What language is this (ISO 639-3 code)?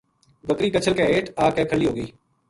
gju